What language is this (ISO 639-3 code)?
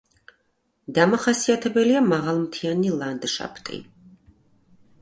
kat